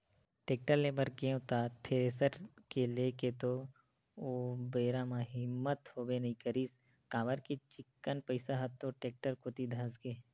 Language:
Chhattisgarhi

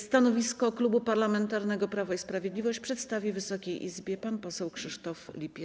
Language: Polish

